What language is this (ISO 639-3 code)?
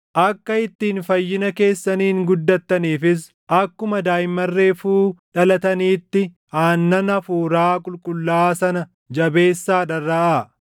orm